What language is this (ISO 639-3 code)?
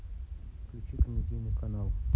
rus